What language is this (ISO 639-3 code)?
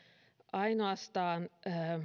fin